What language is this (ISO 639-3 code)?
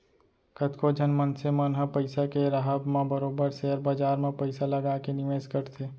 hne